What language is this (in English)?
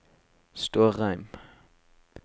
Norwegian